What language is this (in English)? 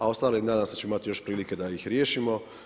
Croatian